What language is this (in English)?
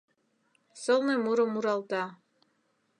Mari